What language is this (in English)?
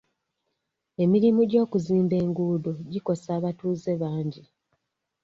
Ganda